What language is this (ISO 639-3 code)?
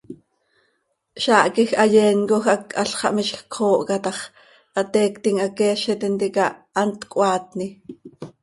sei